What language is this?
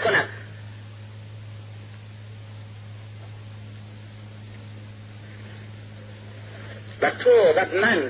Persian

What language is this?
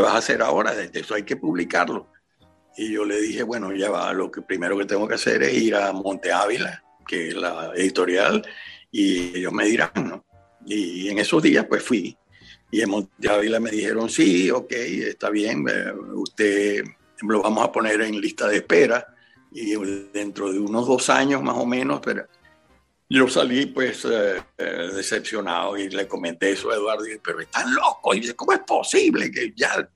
Spanish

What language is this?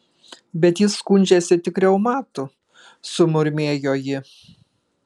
Lithuanian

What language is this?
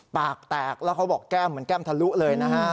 Thai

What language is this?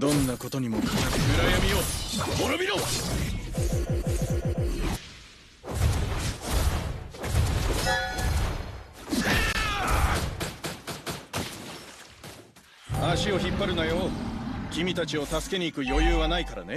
Japanese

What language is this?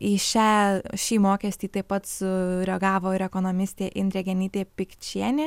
Lithuanian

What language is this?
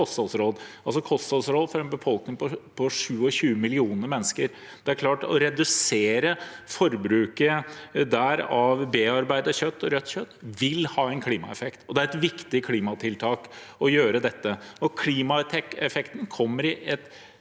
Norwegian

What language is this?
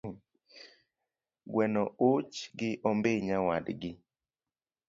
Luo (Kenya and Tanzania)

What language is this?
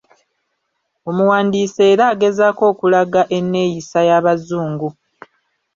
Ganda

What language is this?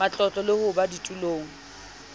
Southern Sotho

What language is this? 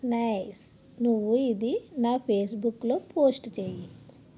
Telugu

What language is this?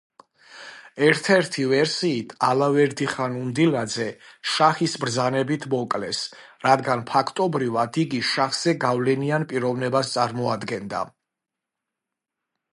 Georgian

